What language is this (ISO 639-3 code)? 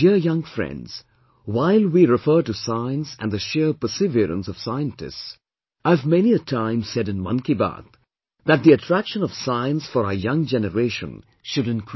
eng